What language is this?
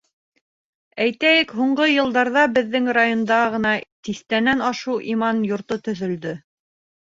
Bashkir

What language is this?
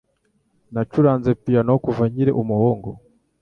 Kinyarwanda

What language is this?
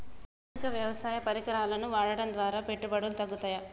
Telugu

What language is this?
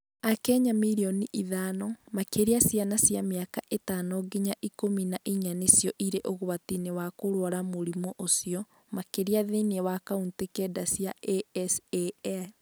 Kikuyu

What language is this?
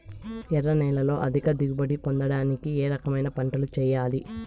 Telugu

